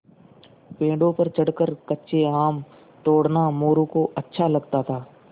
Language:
Hindi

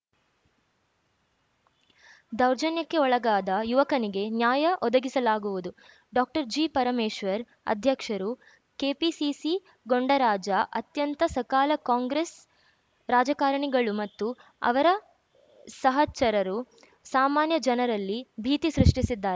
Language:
Kannada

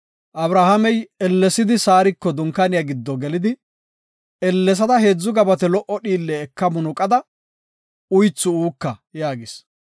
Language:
Gofa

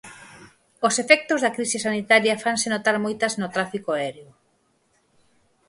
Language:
Galician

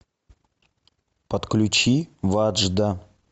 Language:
Russian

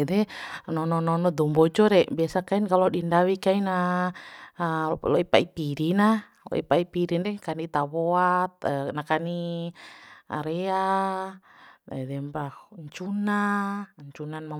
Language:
Bima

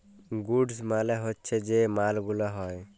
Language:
Bangla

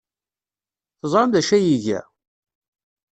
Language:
Kabyle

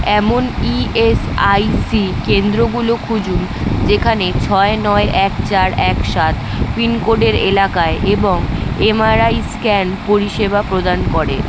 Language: Bangla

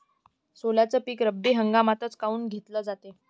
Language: Marathi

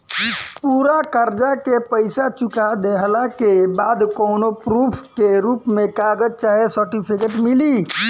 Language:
Bhojpuri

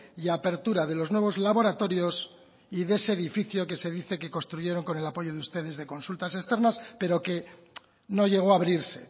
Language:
Spanish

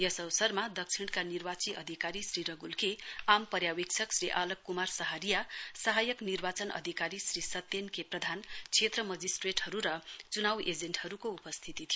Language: Nepali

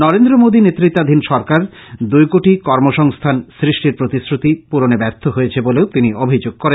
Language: Bangla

